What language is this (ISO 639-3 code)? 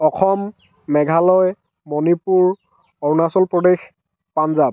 asm